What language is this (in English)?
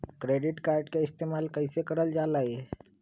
Magahi